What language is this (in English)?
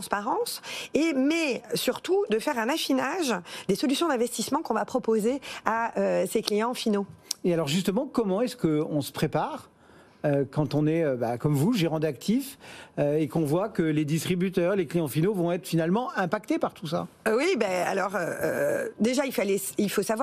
French